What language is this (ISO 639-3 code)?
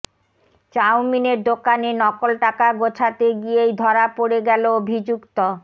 ben